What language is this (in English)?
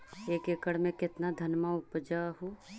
Magahi